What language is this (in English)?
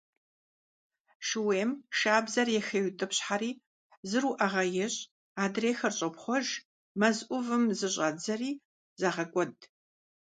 Kabardian